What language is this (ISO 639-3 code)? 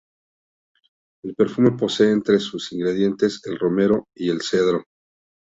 spa